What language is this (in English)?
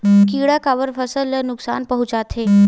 Chhattisgarhi